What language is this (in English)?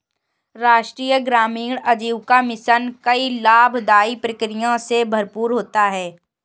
Hindi